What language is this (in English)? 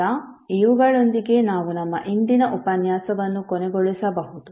Kannada